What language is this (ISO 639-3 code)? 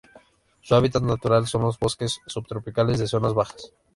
spa